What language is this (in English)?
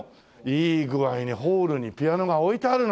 Japanese